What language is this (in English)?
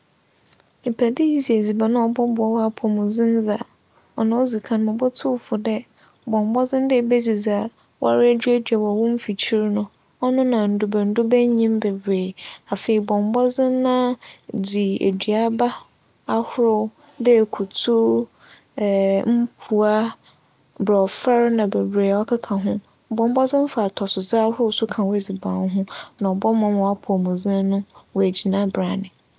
Akan